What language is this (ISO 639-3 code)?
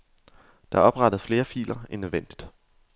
dan